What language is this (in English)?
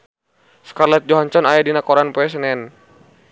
Sundanese